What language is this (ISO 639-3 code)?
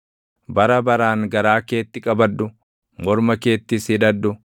orm